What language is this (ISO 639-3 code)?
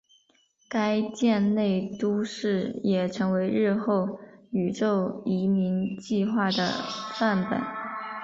zho